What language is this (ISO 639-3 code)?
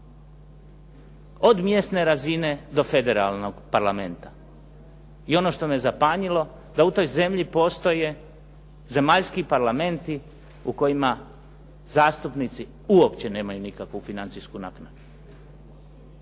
hrv